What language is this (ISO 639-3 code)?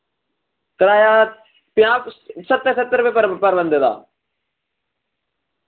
doi